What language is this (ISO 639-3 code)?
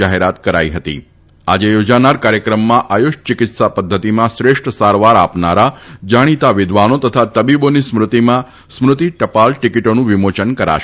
guj